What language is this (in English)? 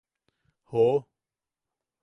Yaqui